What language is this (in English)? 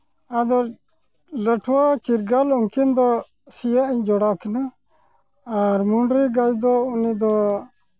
Santali